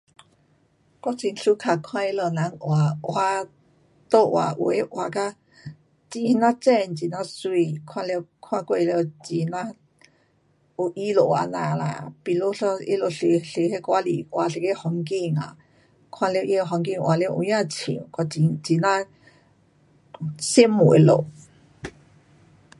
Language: Pu-Xian Chinese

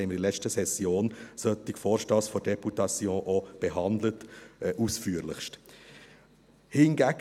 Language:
Swiss German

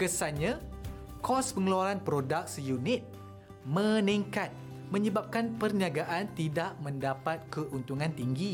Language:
Malay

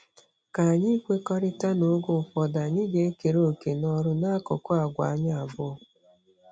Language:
Igbo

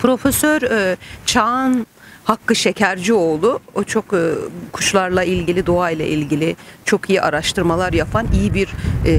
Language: Turkish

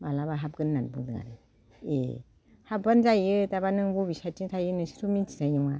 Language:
Bodo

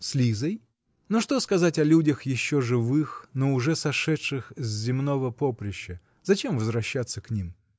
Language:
Russian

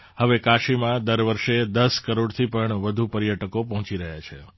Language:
Gujarati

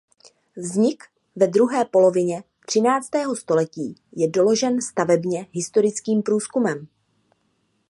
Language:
Czech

